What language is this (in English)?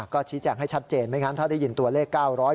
Thai